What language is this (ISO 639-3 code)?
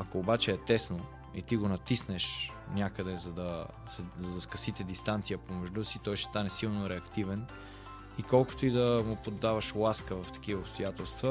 bul